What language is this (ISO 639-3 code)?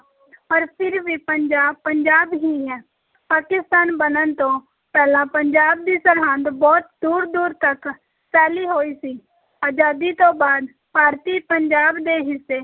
pan